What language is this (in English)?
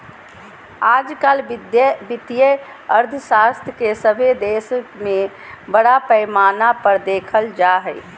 Magahi